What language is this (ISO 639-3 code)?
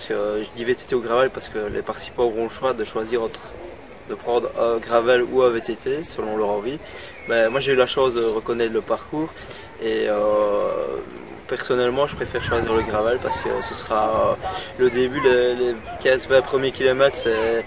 fra